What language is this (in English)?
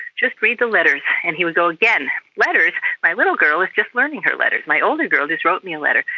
English